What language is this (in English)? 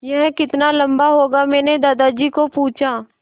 Hindi